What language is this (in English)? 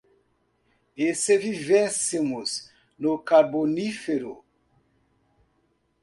Portuguese